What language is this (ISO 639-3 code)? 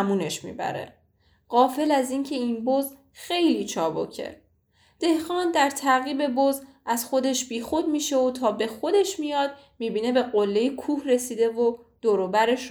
fas